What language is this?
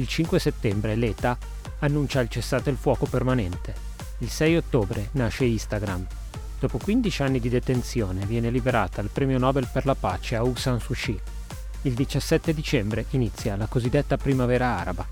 Italian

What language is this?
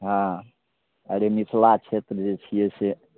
Maithili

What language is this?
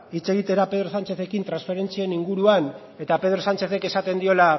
Basque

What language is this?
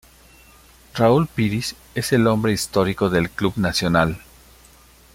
Spanish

